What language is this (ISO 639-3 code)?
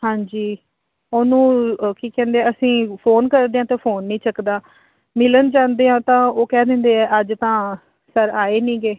pan